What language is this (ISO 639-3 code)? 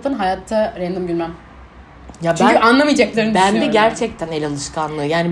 tur